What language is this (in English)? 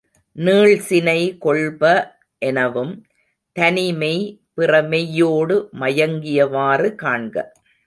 Tamil